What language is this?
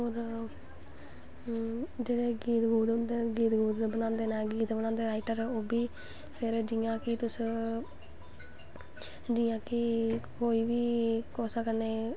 Dogri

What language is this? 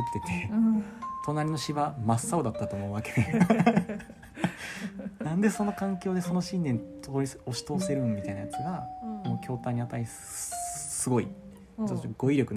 Japanese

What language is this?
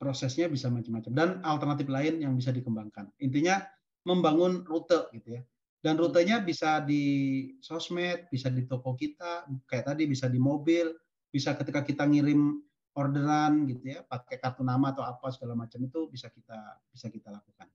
Indonesian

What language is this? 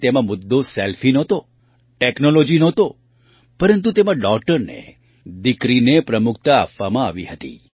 Gujarati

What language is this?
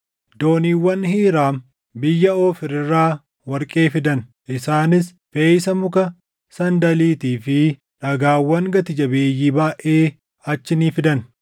Oromo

